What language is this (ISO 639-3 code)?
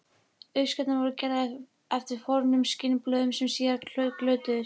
isl